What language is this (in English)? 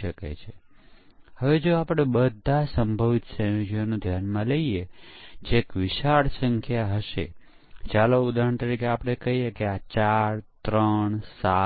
Gujarati